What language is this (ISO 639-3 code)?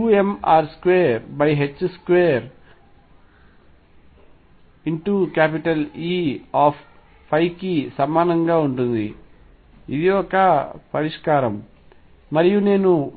tel